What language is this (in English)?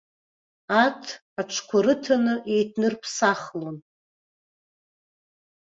Abkhazian